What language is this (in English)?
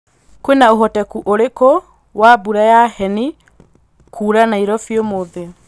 Kikuyu